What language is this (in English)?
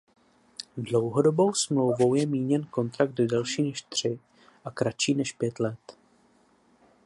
Czech